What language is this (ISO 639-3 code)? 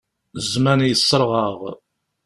kab